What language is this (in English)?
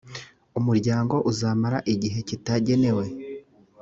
Kinyarwanda